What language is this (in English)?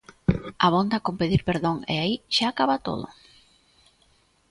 Galician